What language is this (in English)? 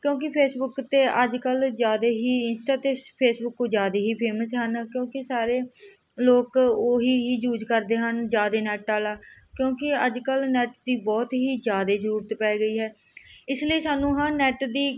Punjabi